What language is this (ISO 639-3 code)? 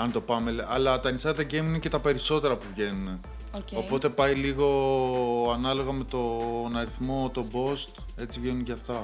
ell